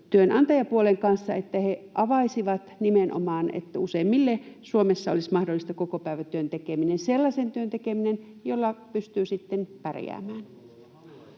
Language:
Finnish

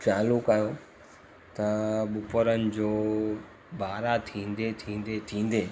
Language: Sindhi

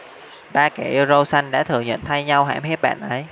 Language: Vietnamese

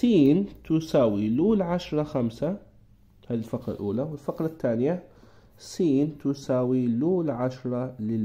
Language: Arabic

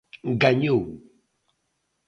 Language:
Galician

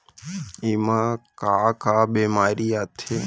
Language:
Chhattisgarhi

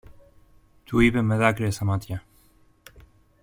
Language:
Greek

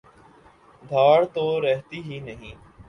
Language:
Urdu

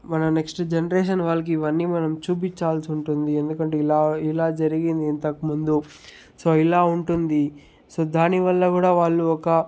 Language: Telugu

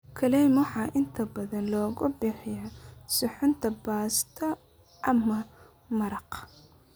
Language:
Somali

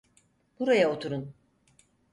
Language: Turkish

